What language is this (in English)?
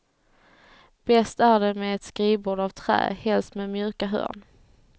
Swedish